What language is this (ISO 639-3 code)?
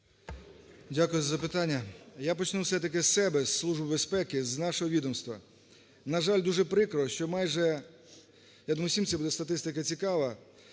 ukr